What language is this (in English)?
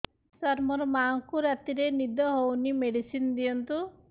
Odia